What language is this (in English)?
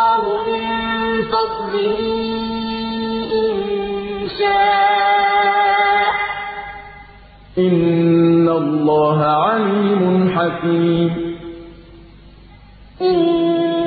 Arabic